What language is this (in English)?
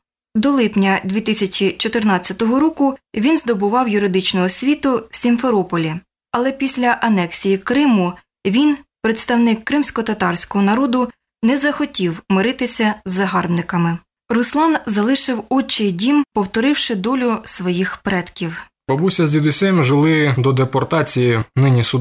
Ukrainian